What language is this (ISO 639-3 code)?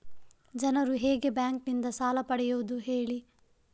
kan